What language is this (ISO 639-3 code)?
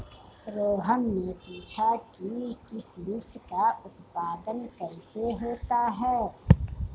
hin